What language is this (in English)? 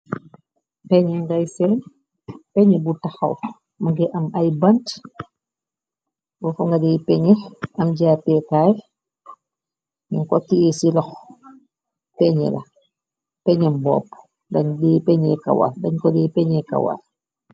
Wolof